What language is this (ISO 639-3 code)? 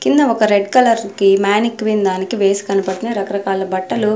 tel